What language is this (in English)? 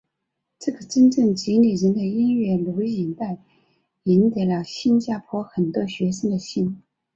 Chinese